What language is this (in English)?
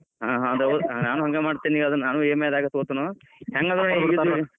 Kannada